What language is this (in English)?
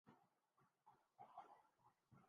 Urdu